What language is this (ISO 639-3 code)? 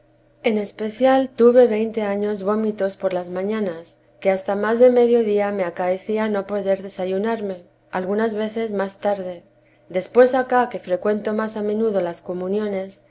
spa